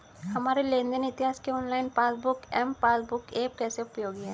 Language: Hindi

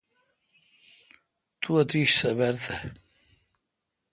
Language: Kalkoti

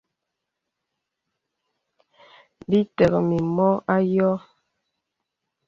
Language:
Bebele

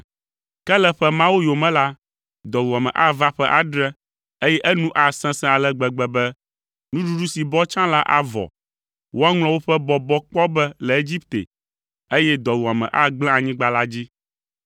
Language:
Ewe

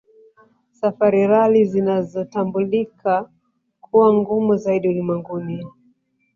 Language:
Swahili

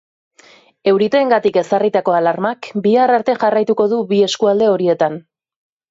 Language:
Basque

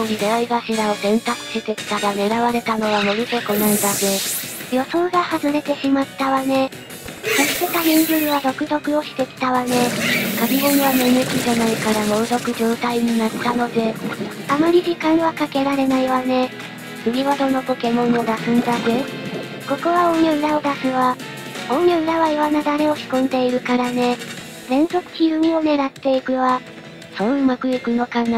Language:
Japanese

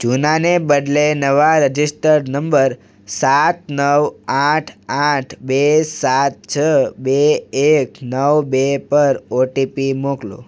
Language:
Gujarati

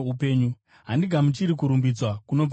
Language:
Shona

